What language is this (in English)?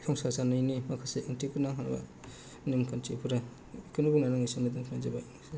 Bodo